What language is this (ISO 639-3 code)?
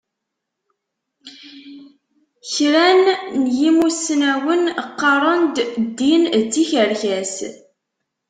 kab